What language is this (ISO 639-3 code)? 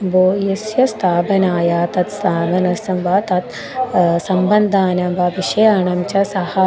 san